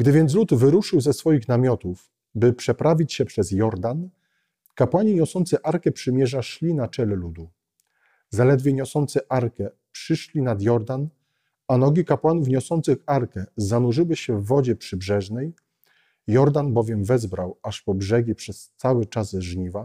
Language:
Polish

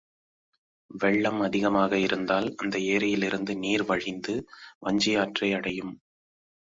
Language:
Tamil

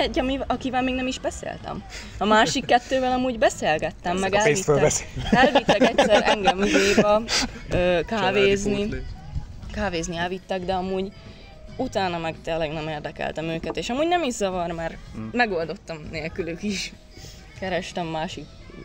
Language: Hungarian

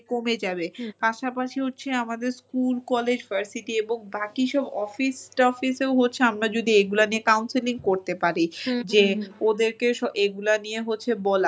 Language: Bangla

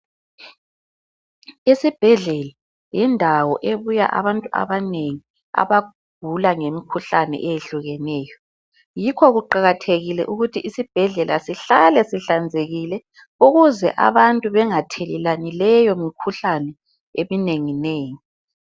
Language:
North Ndebele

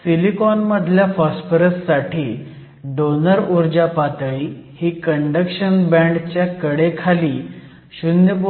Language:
Marathi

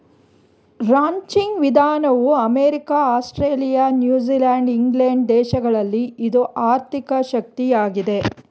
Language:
Kannada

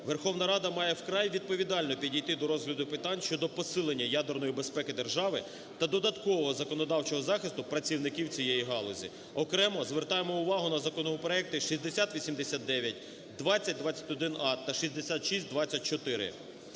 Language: Ukrainian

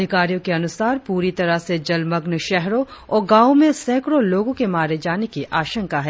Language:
Hindi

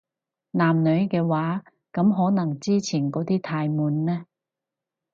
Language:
Cantonese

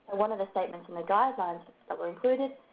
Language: English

